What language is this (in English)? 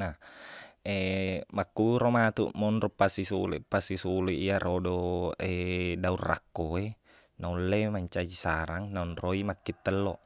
Buginese